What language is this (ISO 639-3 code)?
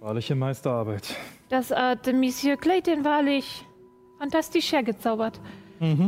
deu